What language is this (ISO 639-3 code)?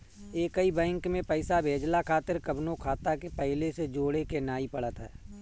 bho